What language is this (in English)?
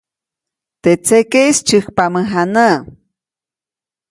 Copainalá Zoque